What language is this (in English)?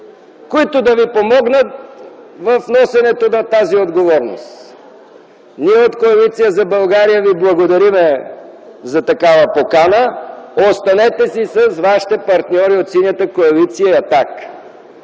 Bulgarian